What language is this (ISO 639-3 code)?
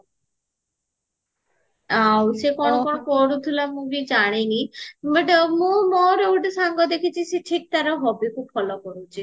ori